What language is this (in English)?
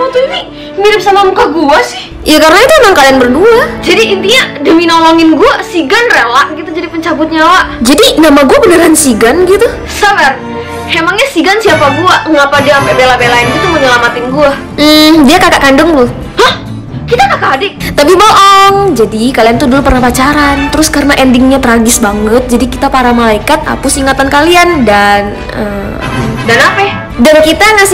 Indonesian